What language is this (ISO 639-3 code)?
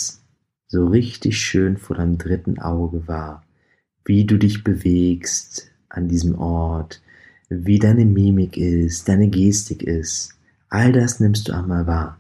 deu